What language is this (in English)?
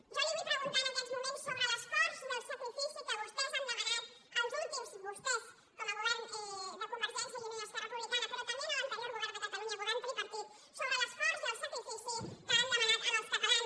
Catalan